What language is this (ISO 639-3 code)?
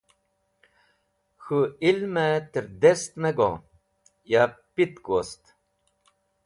wbl